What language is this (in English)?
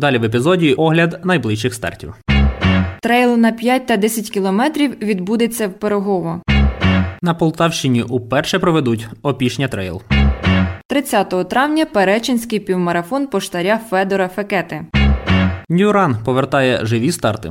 Ukrainian